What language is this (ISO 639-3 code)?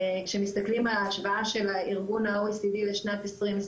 heb